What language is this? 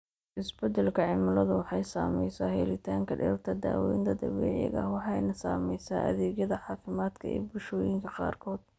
Somali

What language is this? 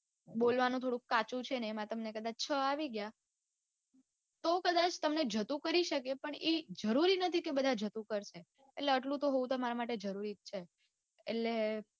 Gujarati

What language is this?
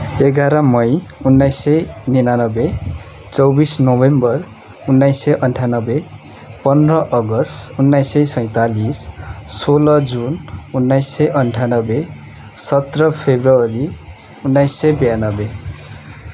Nepali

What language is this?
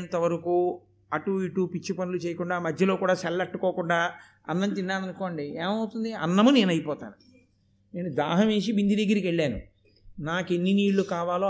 Telugu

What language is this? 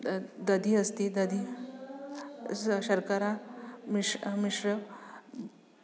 Sanskrit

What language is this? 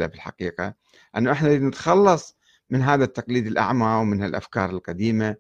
Arabic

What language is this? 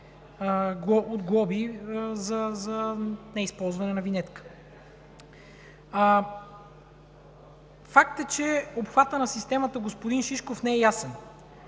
Bulgarian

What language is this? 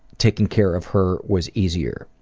English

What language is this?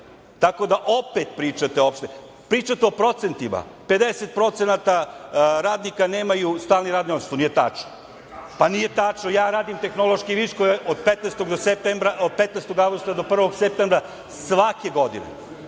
Serbian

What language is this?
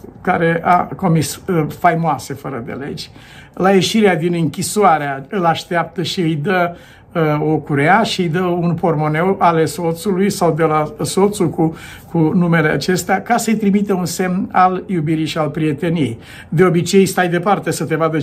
Romanian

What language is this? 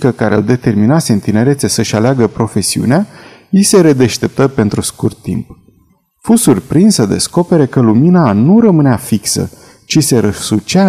Romanian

